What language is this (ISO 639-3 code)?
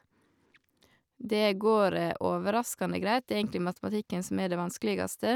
nor